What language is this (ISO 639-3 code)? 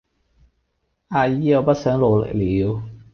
yue